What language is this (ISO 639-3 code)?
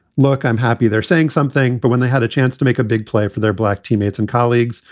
eng